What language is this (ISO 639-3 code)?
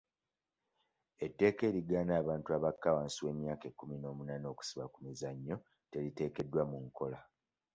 lug